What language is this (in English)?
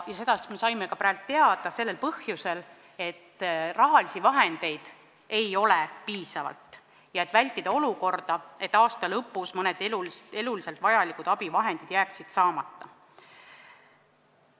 Estonian